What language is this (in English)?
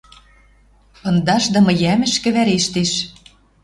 Western Mari